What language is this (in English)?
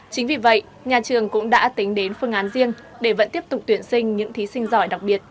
Vietnamese